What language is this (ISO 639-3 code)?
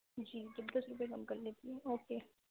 urd